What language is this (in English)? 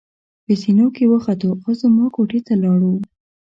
Pashto